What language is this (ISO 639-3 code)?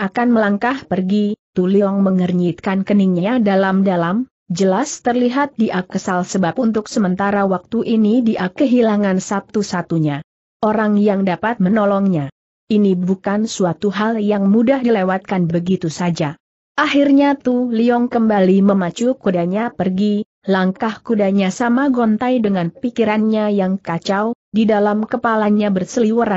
ind